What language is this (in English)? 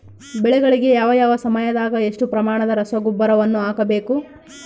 Kannada